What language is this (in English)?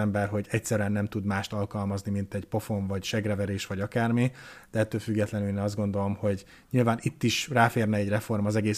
Hungarian